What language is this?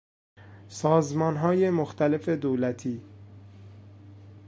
Persian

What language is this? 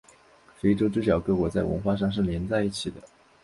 Chinese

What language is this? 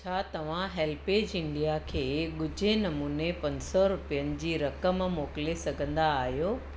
Sindhi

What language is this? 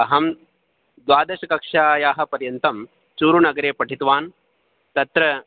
Sanskrit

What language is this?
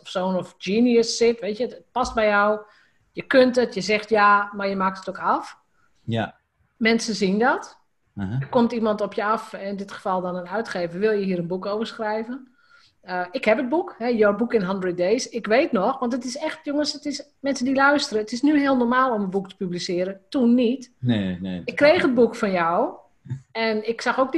Dutch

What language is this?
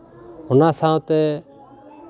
Santali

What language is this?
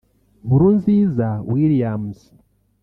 Kinyarwanda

